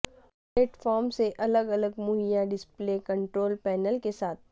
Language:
Urdu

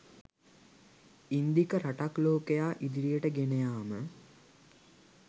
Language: Sinhala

